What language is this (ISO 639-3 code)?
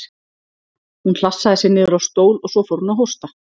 isl